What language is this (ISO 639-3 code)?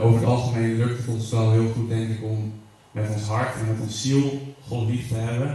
nld